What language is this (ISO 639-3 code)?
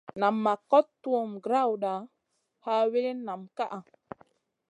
mcn